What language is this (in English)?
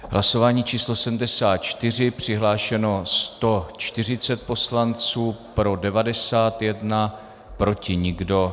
Czech